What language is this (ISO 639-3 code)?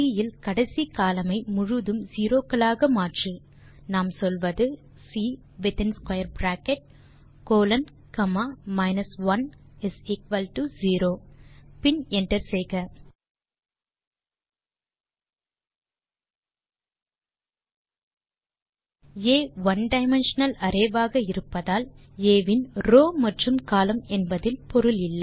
tam